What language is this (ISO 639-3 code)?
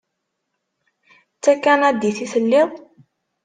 kab